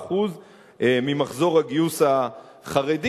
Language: Hebrew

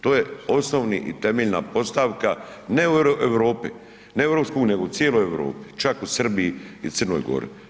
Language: Croatian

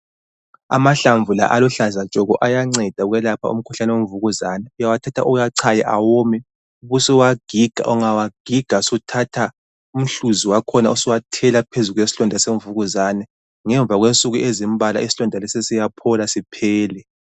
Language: North Ndebele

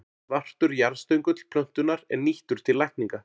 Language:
Icelandic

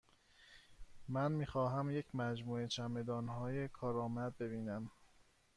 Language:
Persian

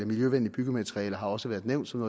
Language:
Danish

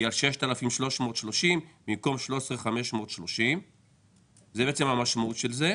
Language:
Hebrew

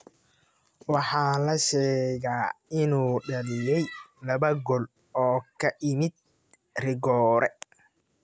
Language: Somali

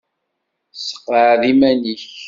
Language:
Kabyle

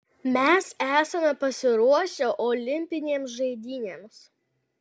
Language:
Lithuanian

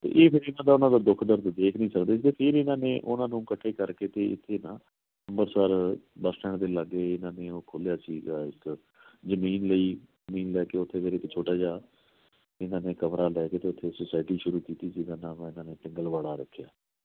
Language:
Punjabi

